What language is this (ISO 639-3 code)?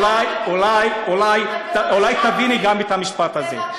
heb